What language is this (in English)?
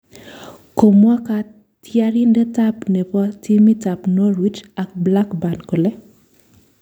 Kalenjin